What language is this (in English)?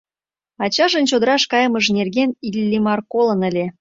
Mari